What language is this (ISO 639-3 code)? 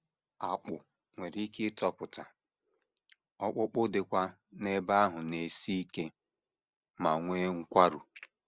ibo